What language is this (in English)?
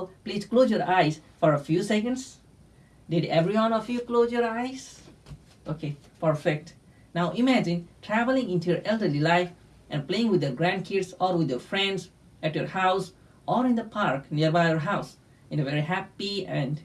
English